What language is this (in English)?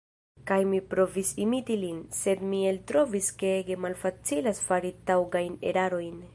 Esperanto